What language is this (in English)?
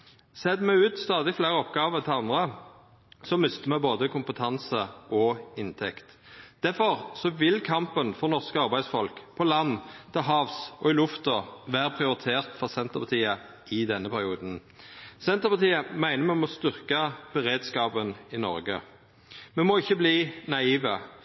Norwegian Nynorsk